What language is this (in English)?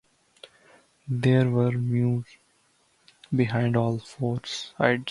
English